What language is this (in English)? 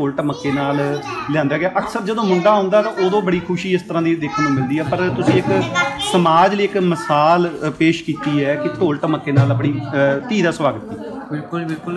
Punjabi